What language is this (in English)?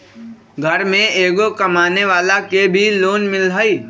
Magahi